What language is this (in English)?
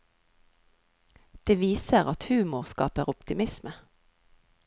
Norwegian